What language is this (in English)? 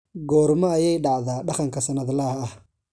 Somali